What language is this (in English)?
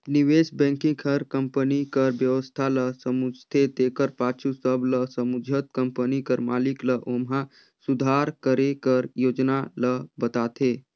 Chhattisgarhi